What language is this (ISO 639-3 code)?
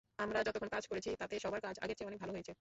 ben